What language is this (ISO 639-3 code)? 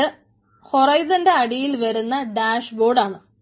mal